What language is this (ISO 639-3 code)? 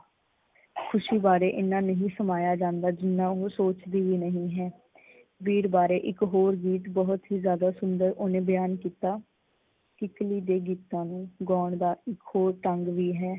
pan